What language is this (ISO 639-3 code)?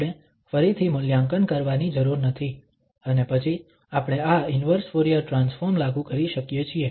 guj